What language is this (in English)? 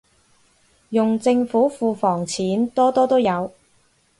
Cantonese